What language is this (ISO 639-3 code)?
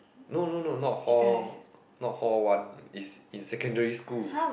eng